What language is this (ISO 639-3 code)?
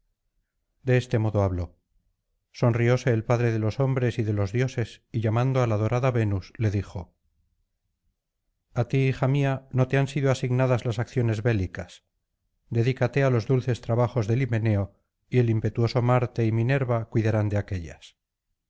spa